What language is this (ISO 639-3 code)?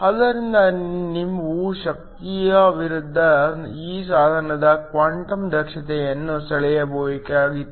kan